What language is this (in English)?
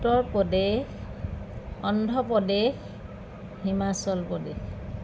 Assamese